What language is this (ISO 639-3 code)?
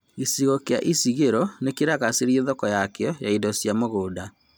kik